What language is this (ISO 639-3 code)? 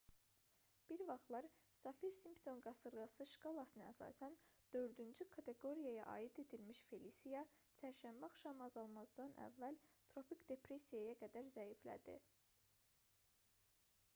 aze